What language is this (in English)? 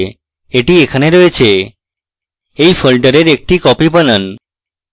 Bangla